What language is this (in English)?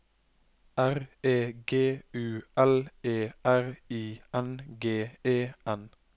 Norwegian